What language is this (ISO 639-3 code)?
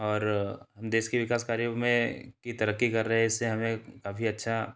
hin